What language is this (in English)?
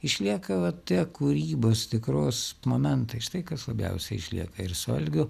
Lithuanian